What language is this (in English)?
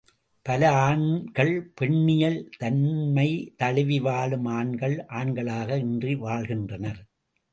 Tamil